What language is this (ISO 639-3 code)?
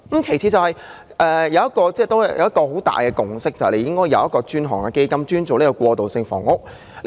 yue